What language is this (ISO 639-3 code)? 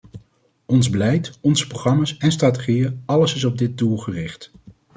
nld